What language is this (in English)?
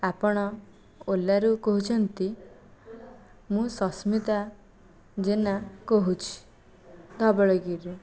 Odia